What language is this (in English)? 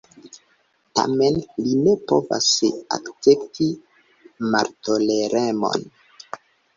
Esperanto